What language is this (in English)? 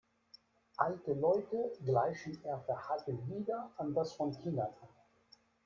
German